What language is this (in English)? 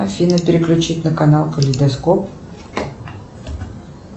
Russian